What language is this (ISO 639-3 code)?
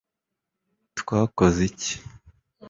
kin